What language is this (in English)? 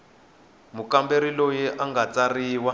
Tsonga